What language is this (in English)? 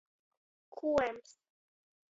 Latgalian